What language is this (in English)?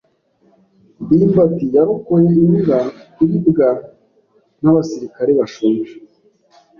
Kinyarwanda